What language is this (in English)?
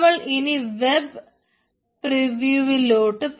Malayalam